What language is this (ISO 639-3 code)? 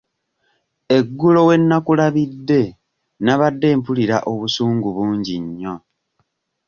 lug